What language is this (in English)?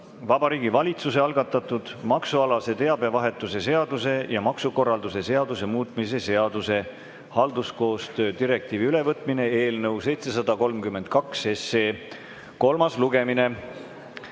Estonian